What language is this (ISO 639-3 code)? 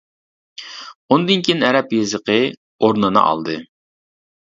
uig